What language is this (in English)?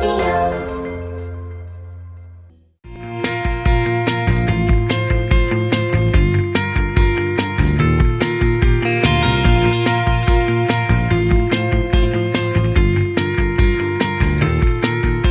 Korean